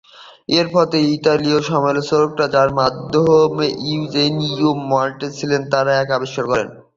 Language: Bangla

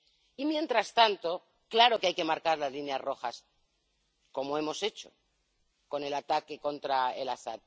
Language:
Spanish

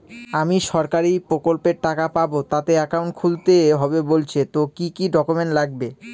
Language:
Bangla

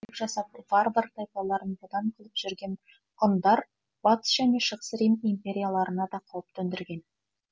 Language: Kazakh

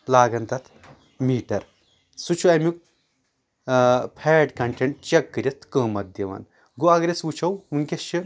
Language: Kashmiri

